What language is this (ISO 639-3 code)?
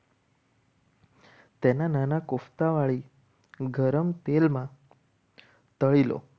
guj